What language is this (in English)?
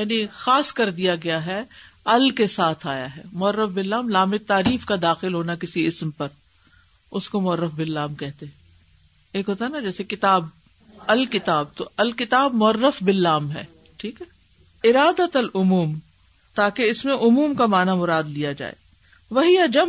Urdu